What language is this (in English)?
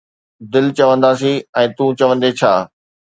Sindhi